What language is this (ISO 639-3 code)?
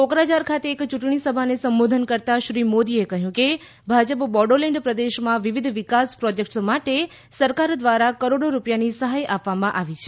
guj